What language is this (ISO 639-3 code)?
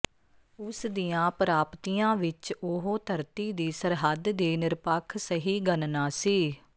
pan